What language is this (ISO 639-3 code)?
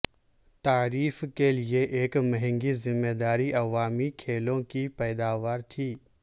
urd